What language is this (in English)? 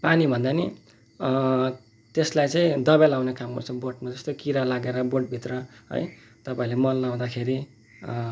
Nepali